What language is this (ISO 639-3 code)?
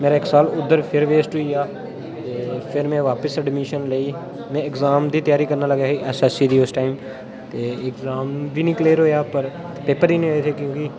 doi